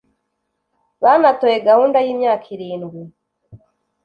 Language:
Kinyarwanda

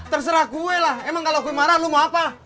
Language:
Indonesian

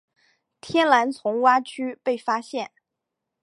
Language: Chinese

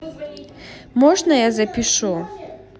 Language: Russian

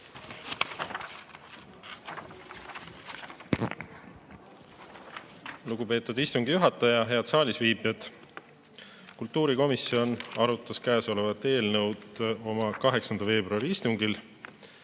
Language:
Estonian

